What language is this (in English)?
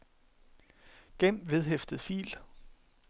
Danish